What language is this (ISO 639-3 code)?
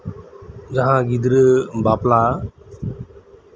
sat